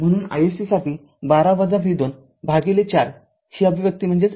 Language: Marathi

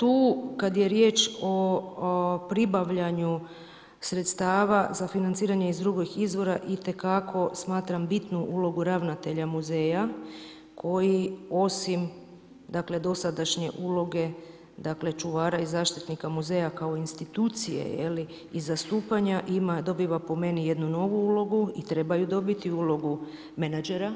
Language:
Croatian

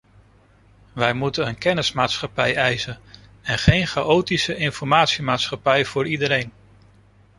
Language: Dutch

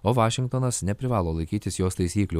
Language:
Lithuanian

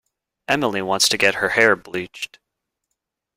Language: English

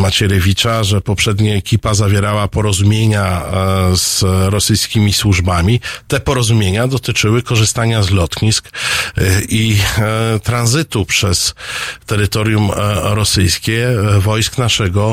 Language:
Polish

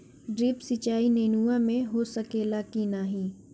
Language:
Bhojpuri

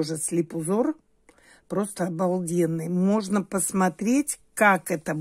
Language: Russian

